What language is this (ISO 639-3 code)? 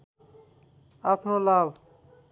nep